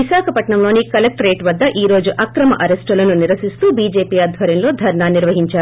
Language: Telugu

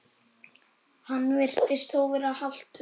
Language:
Icelandic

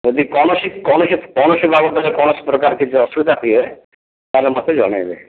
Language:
Odia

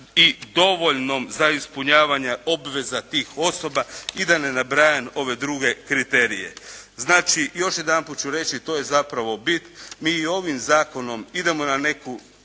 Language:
Croatian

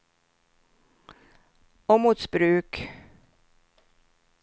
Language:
Swedish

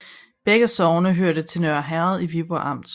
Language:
Danish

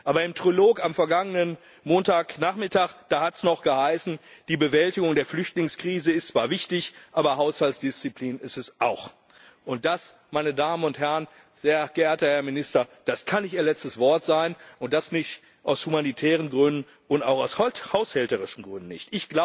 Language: German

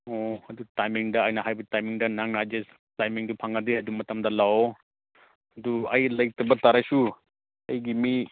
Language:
Manipuri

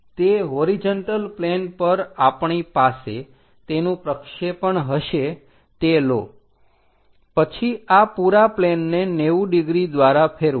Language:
Gujarati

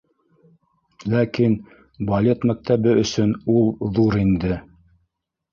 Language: Bashkir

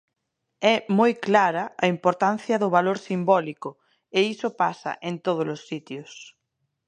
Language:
Galician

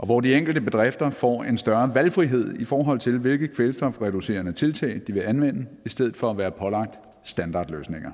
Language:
Danish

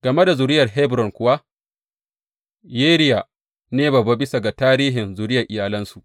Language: Hausa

